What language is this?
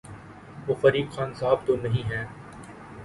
Urdu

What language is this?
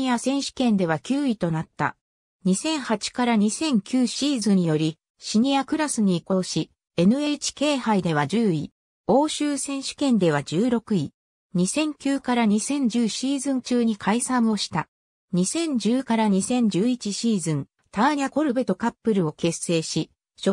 Japanese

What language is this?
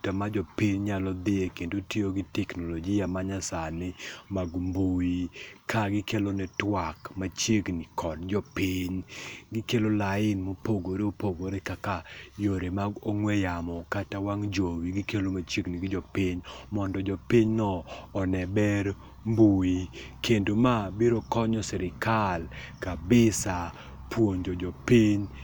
Luo (Kenya and Tanzania)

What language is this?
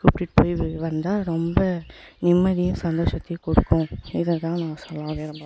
Tamil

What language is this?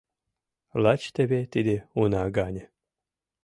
Mari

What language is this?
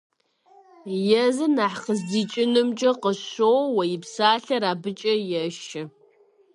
Kabardian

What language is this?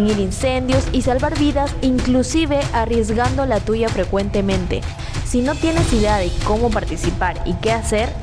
Spanish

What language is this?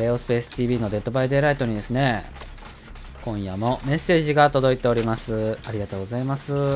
Japanese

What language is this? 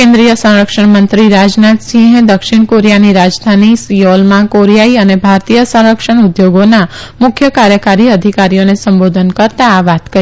Gujarati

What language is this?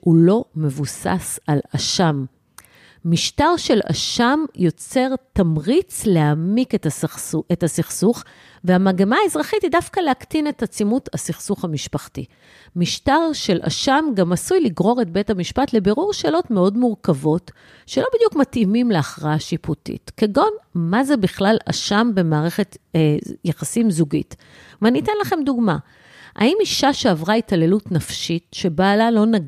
Hebrew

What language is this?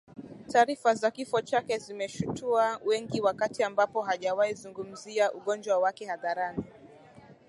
Swahili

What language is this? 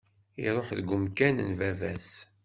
Kabyle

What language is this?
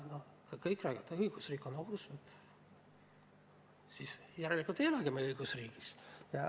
Estonian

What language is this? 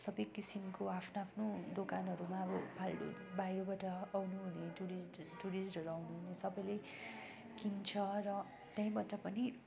Nepali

